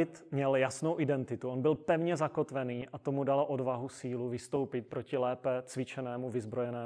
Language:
Czech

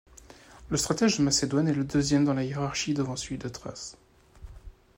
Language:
French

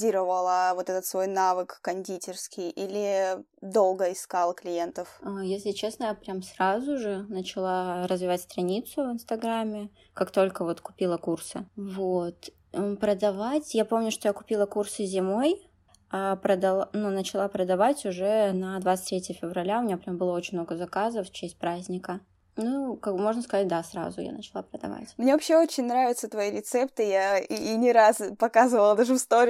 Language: Russian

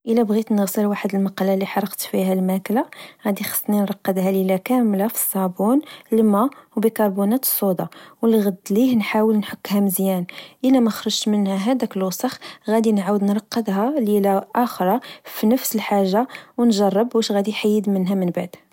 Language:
Moroccan Arabic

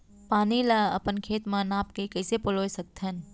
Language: Chhattisgarhi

